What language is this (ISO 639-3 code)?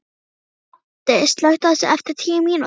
isl